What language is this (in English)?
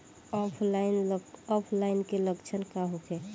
Bhojpuri